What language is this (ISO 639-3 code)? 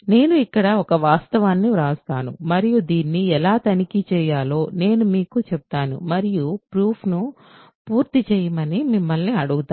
tel